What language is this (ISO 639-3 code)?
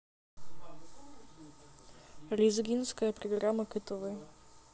rus